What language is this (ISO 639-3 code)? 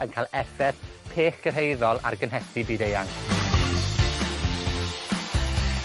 cym